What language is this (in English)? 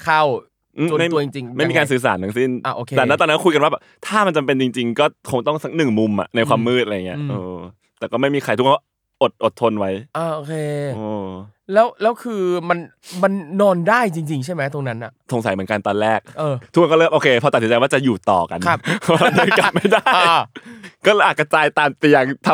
Thai